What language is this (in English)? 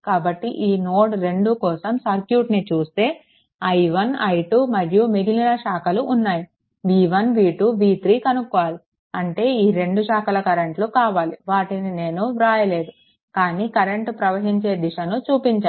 Telugu